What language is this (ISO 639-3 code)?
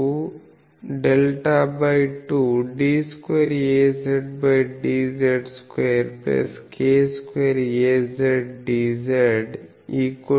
tel